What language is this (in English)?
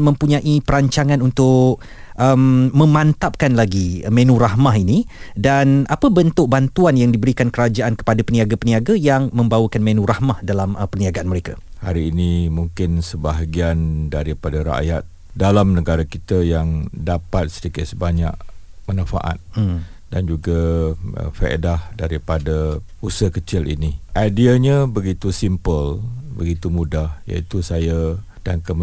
Malay